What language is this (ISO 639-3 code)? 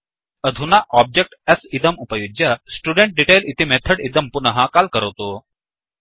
san